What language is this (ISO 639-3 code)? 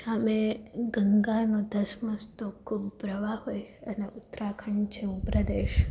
guj